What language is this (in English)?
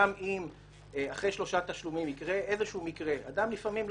Hebrew